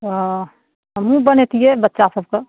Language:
Maithili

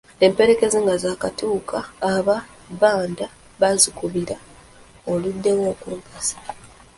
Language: Ganda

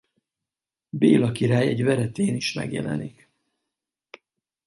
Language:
Hungarian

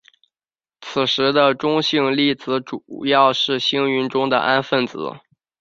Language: Chinese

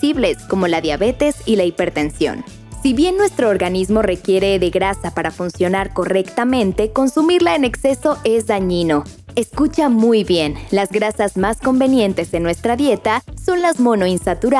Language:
Spanish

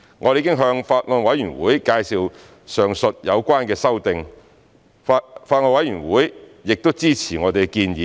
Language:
Cantonese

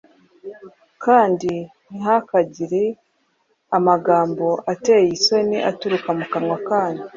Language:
Kinyarwanda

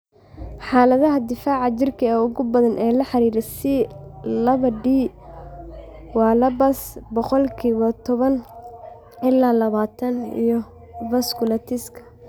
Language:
Somali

